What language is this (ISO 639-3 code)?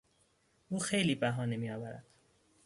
fas